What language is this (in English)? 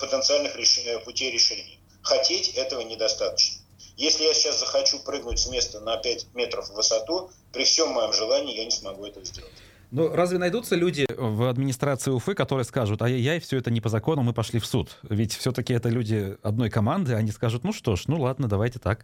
Russian